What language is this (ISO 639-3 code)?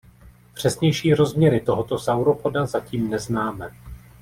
ces